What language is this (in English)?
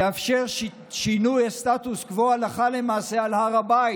Hebrew